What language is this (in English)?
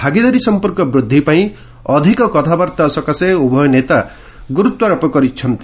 Odia